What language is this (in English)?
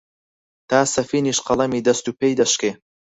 Central Kurdish